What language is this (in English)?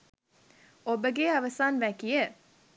Sinhala